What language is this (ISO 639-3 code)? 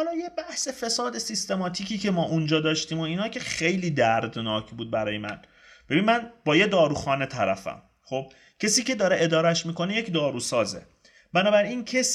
fas